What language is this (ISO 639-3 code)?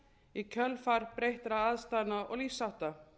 isl